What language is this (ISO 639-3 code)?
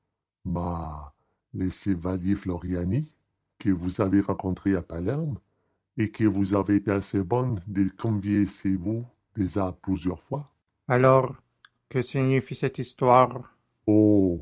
fra